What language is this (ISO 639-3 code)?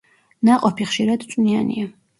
kat